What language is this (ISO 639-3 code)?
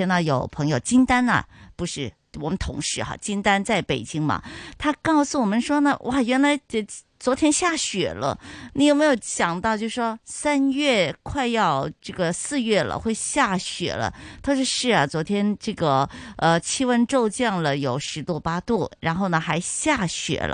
zho